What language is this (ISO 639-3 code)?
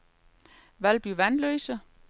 dan